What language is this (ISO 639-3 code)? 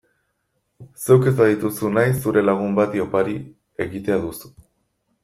eus